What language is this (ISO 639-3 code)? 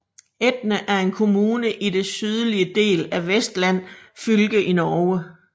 dan